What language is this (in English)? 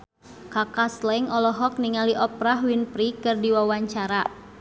Sundanese